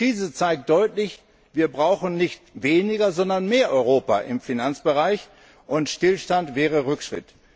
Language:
German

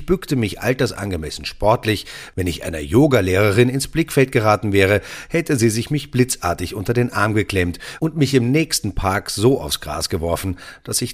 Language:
German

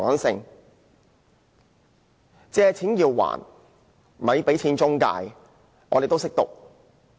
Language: Cantonese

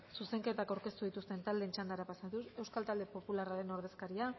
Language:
Basque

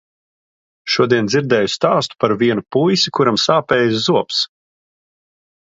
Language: Latvian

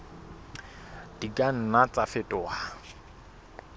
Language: Southern Sotho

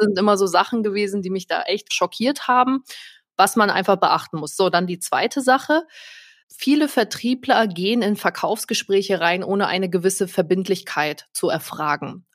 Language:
German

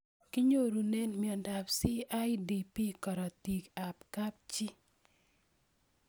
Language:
Kalenjin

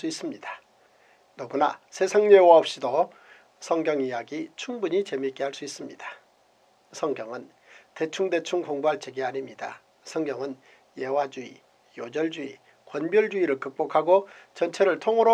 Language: Korean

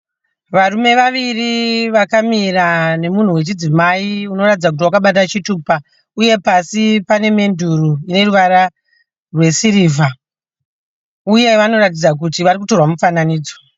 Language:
Shona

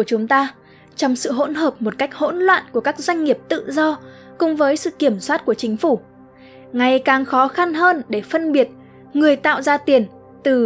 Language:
Vietnamese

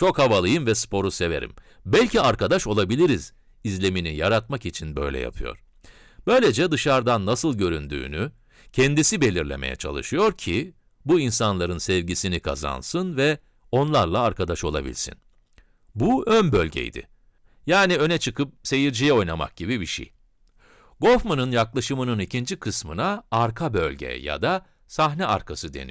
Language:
Turkish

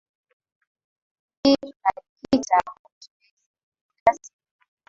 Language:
Swahili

